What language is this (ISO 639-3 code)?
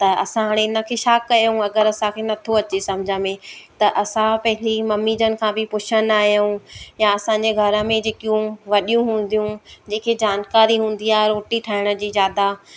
snd